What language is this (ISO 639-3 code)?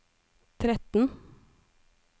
nor